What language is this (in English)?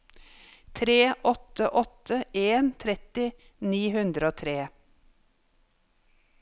Norwegian